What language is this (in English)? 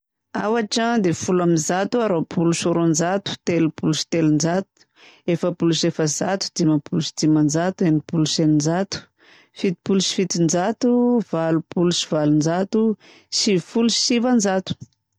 Southern Betsimisaraka Malagasy